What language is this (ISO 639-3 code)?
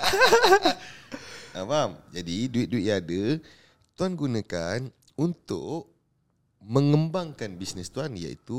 msa